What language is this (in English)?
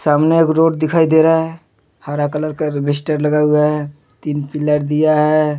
Hindi